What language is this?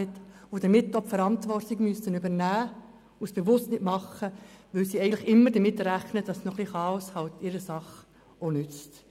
Swiss German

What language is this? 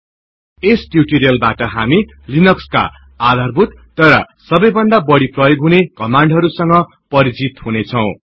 Nepali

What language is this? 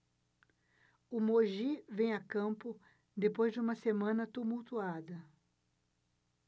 Portuguese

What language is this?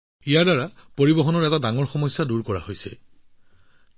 Assamese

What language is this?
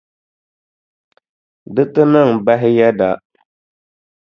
Dagbani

